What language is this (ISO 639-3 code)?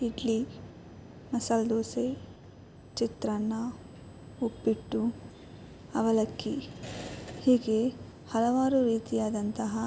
kan